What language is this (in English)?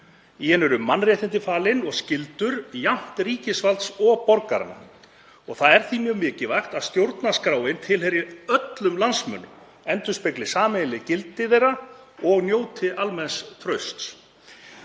Icelandic